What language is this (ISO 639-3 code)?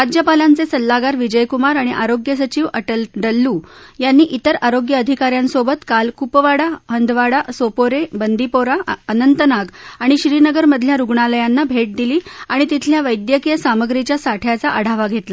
mar